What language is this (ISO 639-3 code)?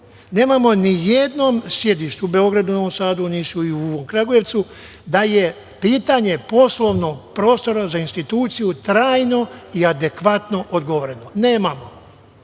srp